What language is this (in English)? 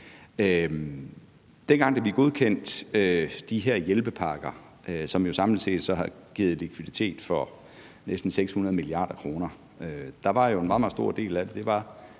Danish